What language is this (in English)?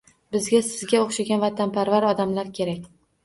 Uzbek